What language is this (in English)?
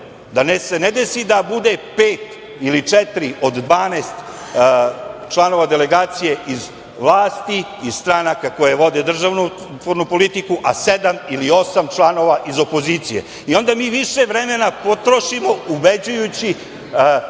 Serbian